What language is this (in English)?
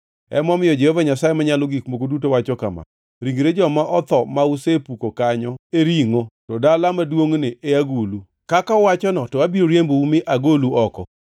Luo (Kenya and Tanzania)